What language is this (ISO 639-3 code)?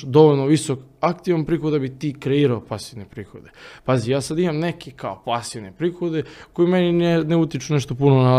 hrv